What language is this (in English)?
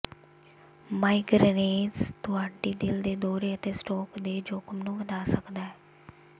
Punjabi